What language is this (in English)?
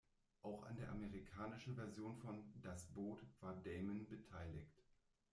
German